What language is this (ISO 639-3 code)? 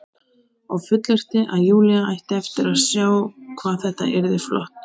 isl